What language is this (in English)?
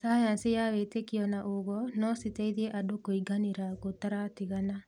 Kikuyu